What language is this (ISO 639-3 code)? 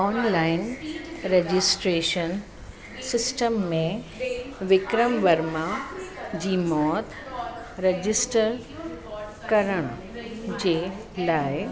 snd